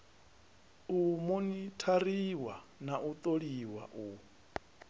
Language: Venda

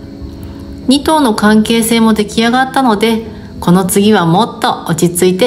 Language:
Japanese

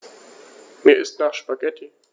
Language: German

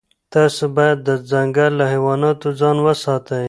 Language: Pashto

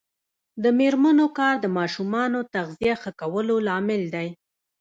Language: Pashto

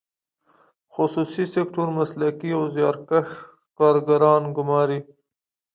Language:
Pashto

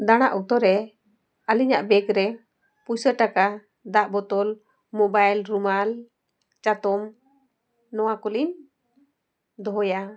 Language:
Santali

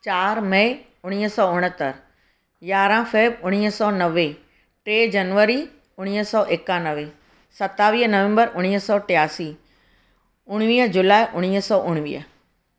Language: Sindhi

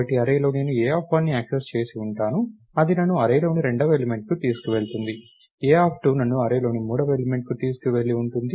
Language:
Telugu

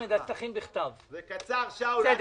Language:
Hebrew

